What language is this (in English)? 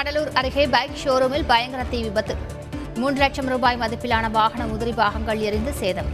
Tamil